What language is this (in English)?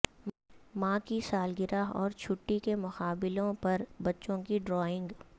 Urdu